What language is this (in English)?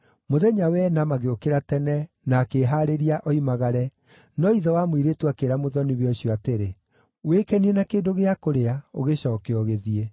Kikuyu